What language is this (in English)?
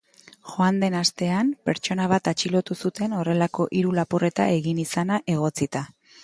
Basque